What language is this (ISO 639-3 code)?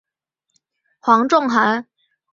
zho